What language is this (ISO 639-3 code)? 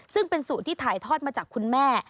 tha